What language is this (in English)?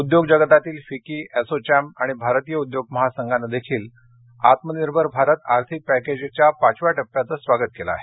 Marathi